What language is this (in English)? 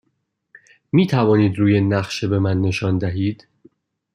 Persian